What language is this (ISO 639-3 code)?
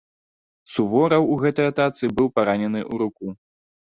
bel